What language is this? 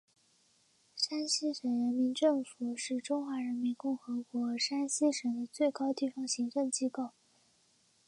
Chinese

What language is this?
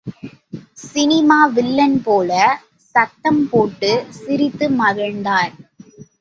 Tamil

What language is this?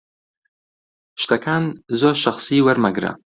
Central Kurdish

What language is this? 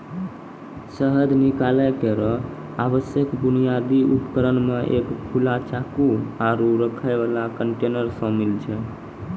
Maithili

